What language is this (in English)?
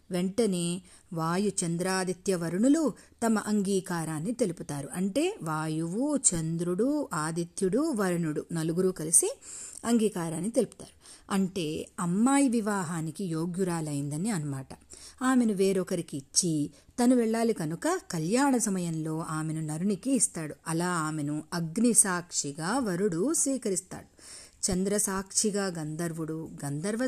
Telugu